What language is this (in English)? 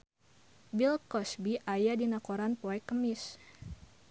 Sundanese